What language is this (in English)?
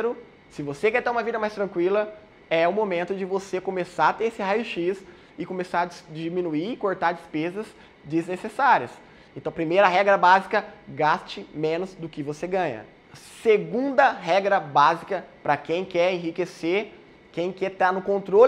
Portuguese